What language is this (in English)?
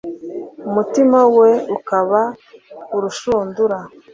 Kinyarwanda